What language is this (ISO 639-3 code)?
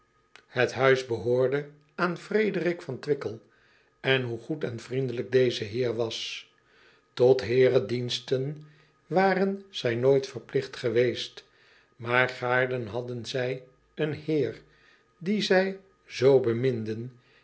nld